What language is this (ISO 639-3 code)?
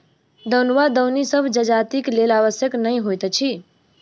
mai